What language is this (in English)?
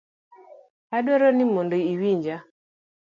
Luo (Kenya and Tanzania)